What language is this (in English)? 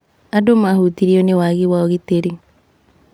Kikuyu